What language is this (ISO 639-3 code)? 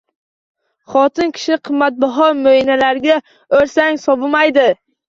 uzb